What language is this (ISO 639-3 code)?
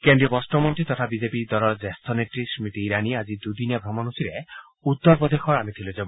asm